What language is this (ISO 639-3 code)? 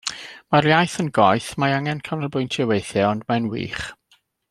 cym